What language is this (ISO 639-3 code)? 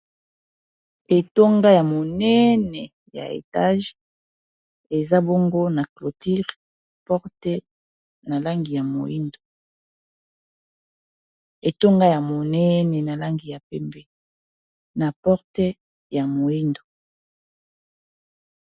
lin